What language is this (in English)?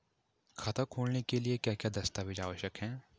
Hindi